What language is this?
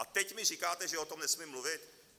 Czech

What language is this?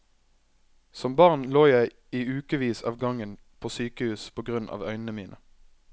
Norwegian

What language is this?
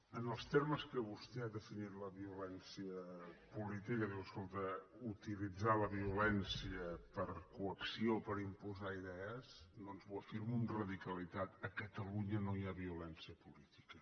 Catalan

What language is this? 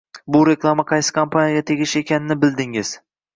Uzbek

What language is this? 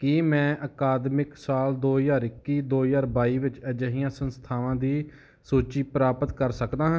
Punjabi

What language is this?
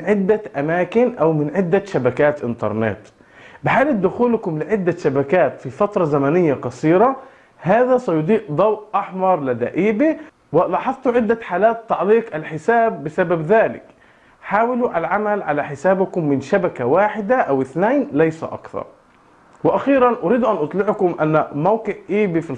Arabic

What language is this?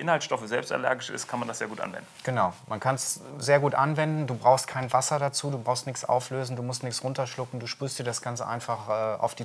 German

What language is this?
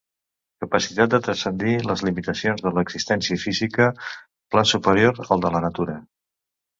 Catalan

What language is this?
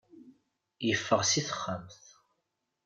Kabyle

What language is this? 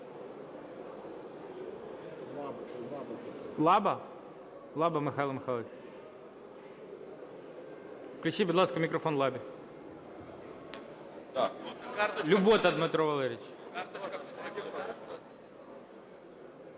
Ukrainian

